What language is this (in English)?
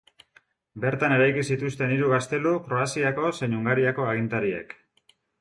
Basque